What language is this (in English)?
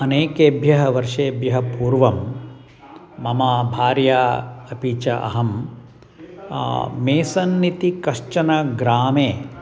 Sanskrit